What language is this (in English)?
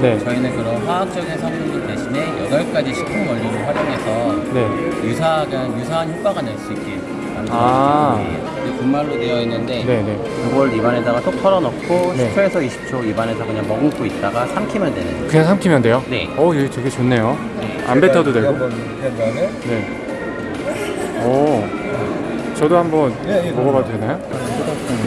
Korean